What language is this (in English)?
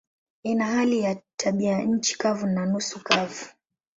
Swahili